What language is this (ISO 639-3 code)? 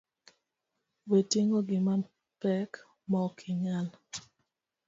luo